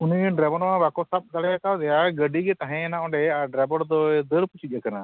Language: Santali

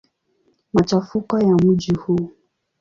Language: Swahili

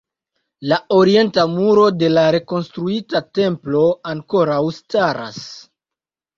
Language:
Esperanto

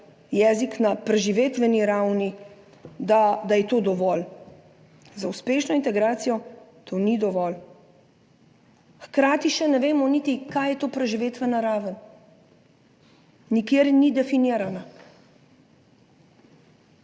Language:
Slovenian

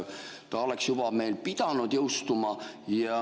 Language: Estonian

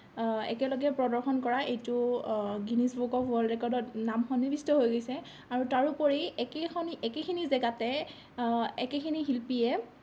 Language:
Assamese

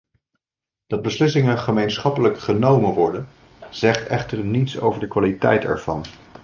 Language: Dutch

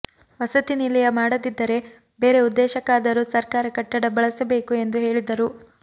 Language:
Kannada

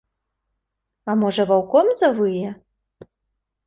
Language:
Belarusian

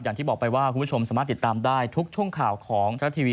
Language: Thai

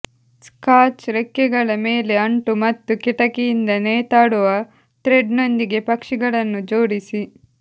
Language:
Kannada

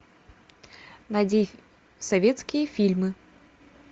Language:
Russian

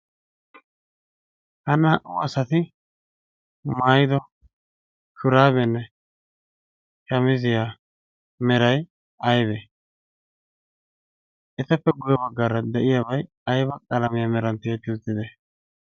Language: Wolaytta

